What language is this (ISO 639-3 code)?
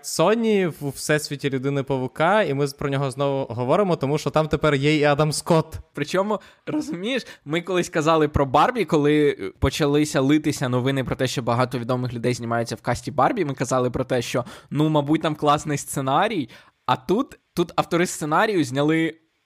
ukr